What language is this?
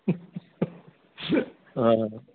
Assamese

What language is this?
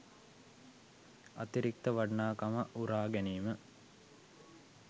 Sinhala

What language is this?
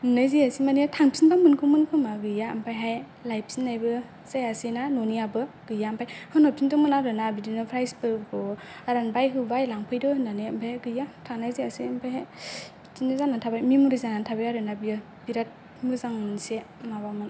Bodo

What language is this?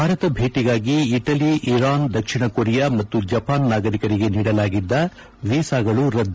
Kannada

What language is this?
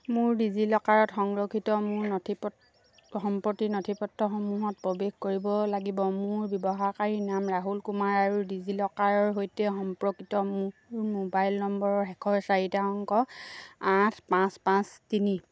Assamese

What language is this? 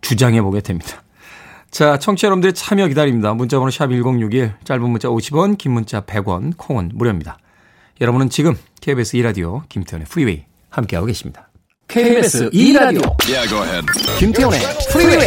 Korean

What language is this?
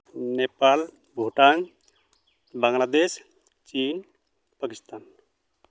Santali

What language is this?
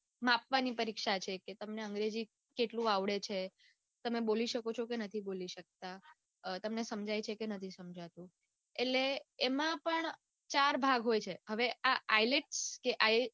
Gujarati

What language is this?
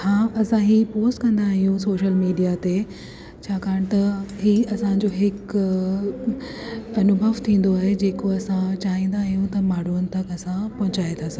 Sindhi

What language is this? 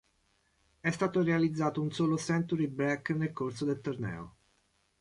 Italian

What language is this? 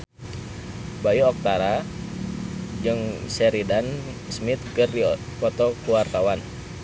Sundanese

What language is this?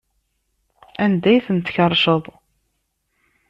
Kabyle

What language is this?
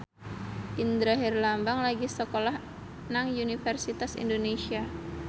Javanese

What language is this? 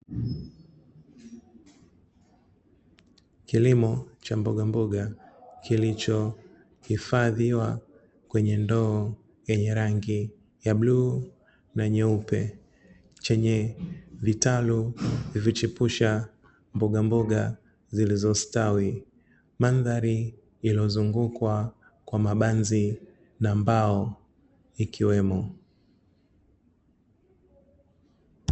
Swahili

